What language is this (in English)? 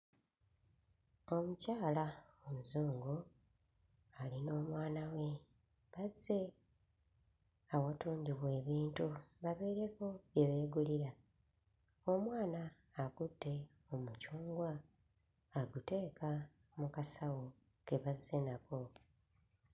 Ganda